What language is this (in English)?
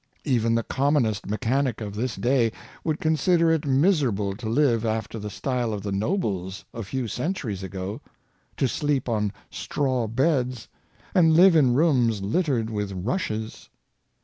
English